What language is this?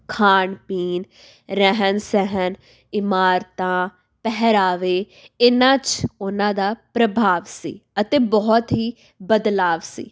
Punjabi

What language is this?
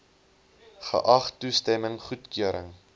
Afrikaans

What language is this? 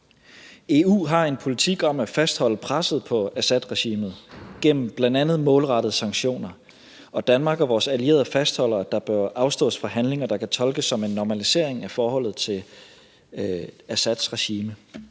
Danish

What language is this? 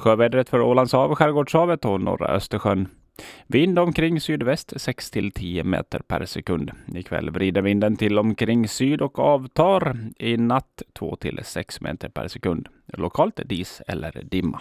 Swedish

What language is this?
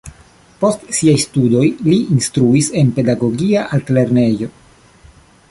Esperanto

